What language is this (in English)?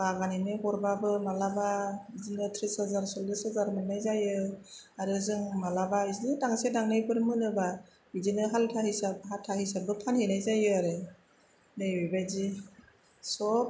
Bodo